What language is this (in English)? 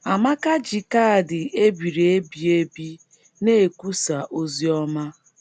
Igbo